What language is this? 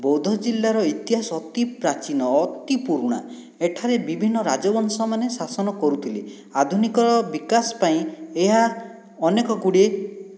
Odia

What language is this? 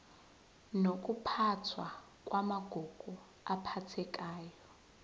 Zulu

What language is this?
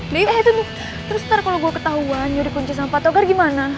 Indonesian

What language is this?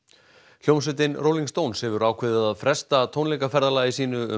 Icelandic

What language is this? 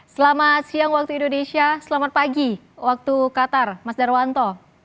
Indonesian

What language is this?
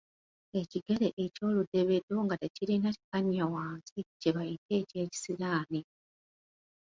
Ganda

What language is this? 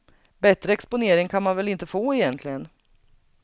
Swedish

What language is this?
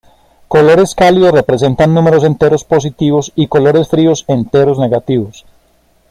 Spanish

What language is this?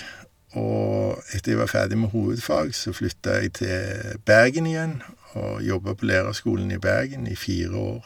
Norwegian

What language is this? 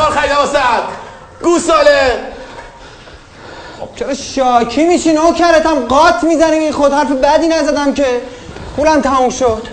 Persian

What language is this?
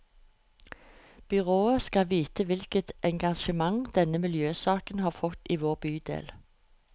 Norwegian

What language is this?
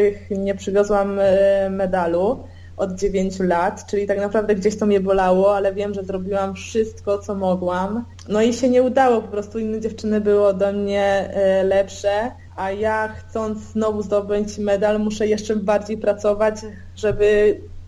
Polish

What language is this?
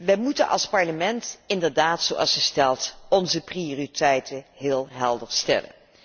Dutch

